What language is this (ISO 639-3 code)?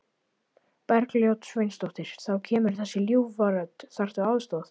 isl